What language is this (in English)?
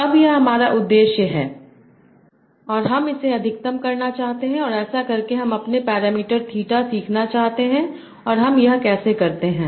Hindi